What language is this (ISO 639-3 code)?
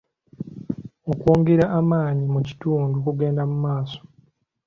lug